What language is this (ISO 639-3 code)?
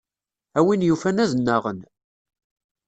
kab